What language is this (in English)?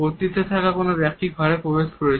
Bangla